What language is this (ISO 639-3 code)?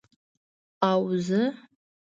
pus